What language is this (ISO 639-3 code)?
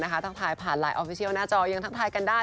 tha